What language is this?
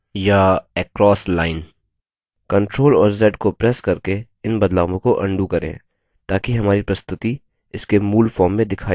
Hindi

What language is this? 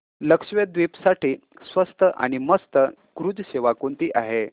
Marathi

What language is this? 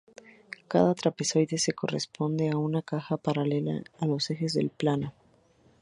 Spanish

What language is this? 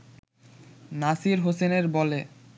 Bangla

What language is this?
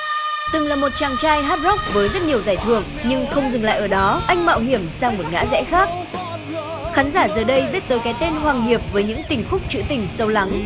Vietnamese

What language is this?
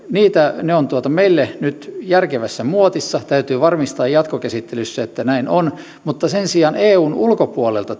Finnish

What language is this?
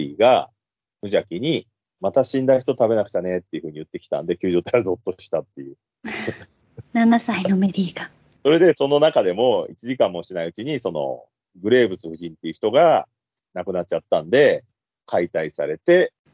Japanese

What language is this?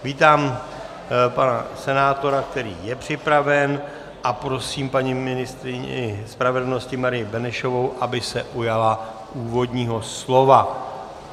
Czech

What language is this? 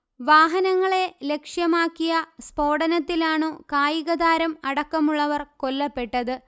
Malayalam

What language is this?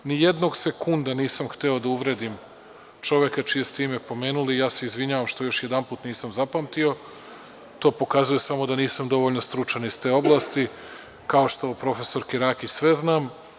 Serbian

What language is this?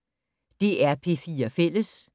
Danish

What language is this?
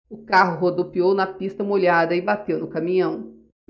Portuguese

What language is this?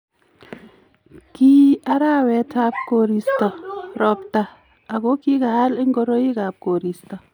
Kalenjin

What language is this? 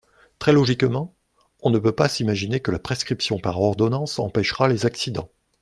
French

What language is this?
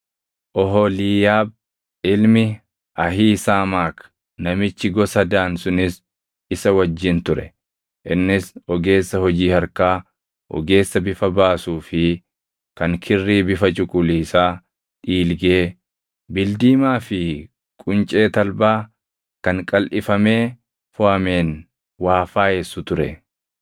Oromo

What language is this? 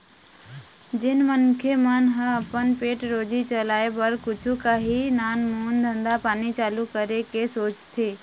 Chhattisgarhi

